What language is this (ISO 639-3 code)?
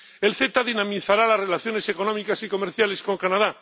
spa